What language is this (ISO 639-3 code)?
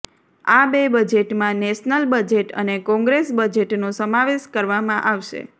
guj